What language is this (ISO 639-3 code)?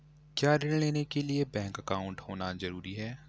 hin